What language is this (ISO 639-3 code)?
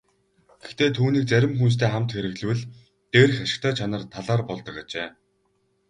mon